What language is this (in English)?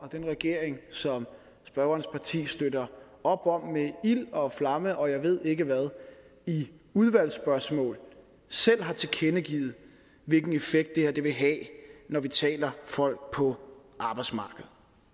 Danish